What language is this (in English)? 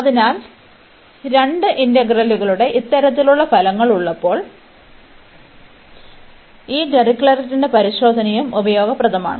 Malayalam